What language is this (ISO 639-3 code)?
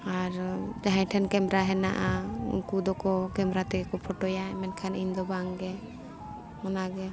sat